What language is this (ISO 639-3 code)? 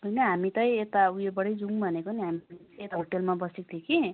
nep